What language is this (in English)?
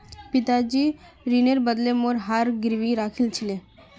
Magahi